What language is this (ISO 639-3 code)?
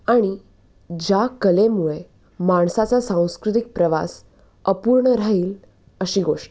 mar